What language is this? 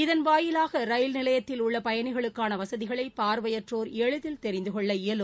Tamil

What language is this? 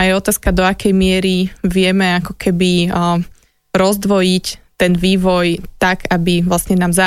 Slovak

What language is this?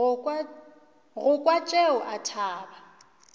Northern Sotho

